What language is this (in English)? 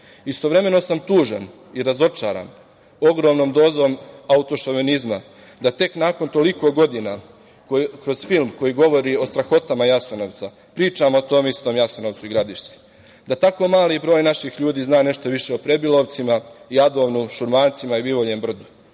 Serbian